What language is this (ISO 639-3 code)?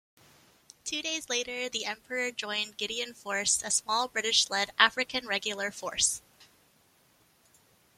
eng